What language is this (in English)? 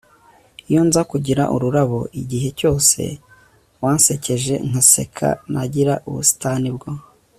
Kinyarwanda